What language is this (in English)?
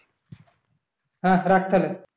Bangla